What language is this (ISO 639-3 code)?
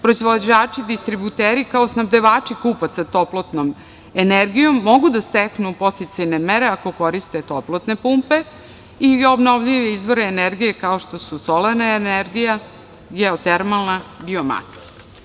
srp